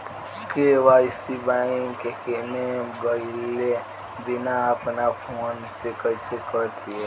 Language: Bhojpuri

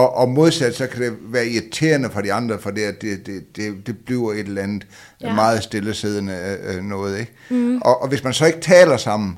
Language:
Danish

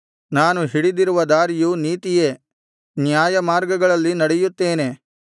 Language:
Kannada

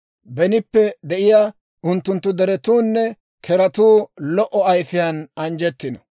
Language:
Dawro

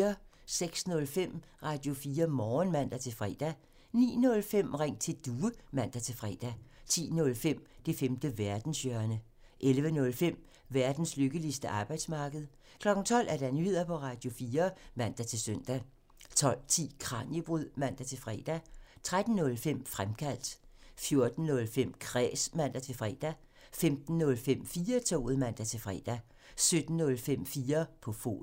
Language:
Danish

